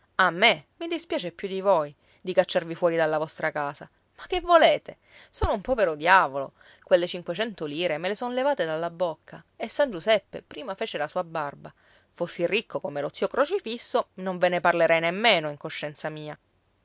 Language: Italian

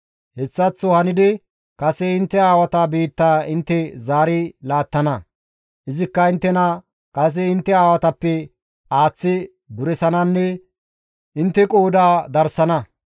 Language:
Gamo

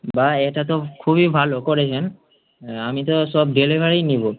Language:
Bangla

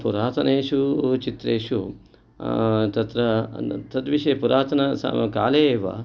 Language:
Sanskrit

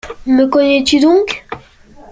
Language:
French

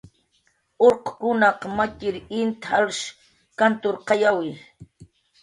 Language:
Jaqaru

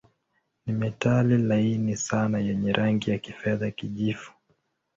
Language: Swahili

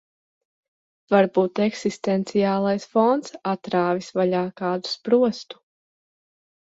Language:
Latvian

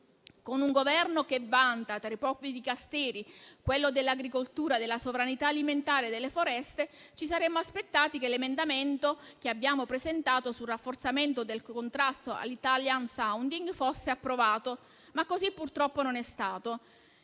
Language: Italian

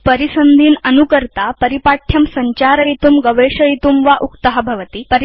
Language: Sanskrit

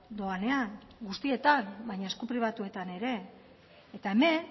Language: Basque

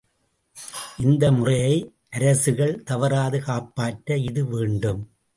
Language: Tamil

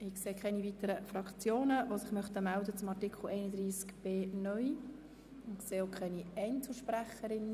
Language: Swiss German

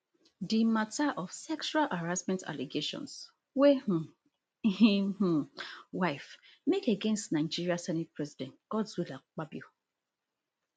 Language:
Nigerian Pidgin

